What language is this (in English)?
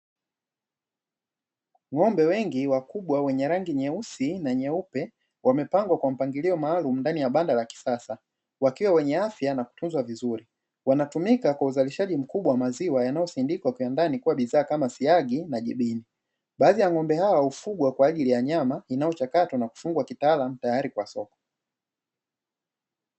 Swahili